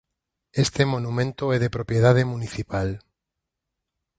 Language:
Galician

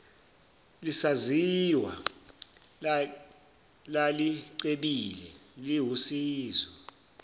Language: Zulu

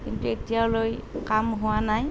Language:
Assamese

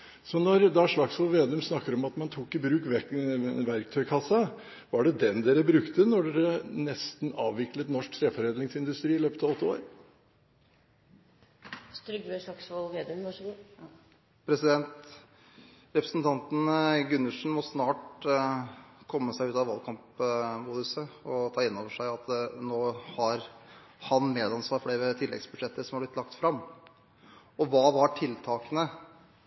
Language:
Norwegian Bokmål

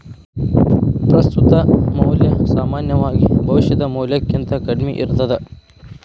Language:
Kannada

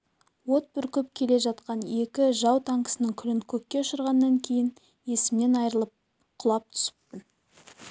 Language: Kazakh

